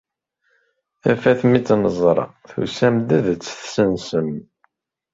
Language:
Kabyle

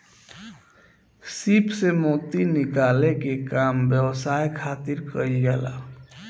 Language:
Bhojpuri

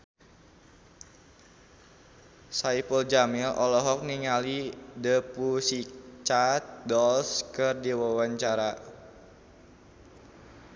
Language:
Sundanese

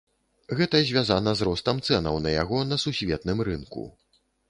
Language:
Belarusian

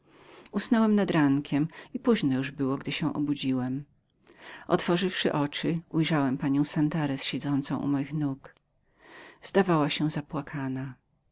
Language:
Polish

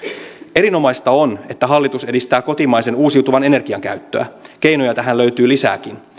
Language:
Finnish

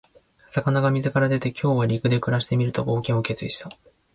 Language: Japanese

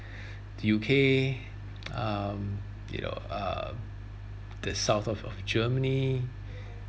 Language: English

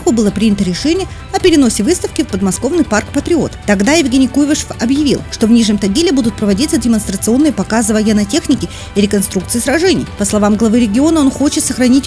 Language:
Russian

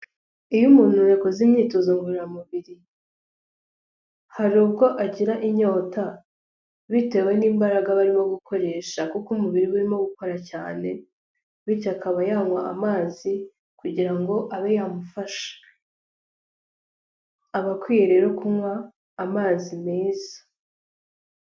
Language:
Kinyarwanda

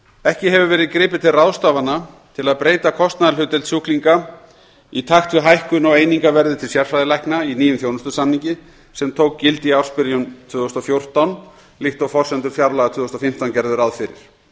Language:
Icelandic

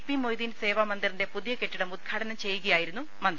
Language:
Malayalam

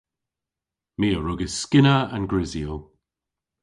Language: Cornish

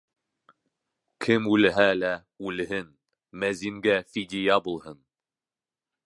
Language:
Bashkir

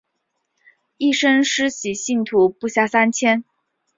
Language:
Chinese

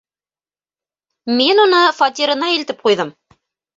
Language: Bashkir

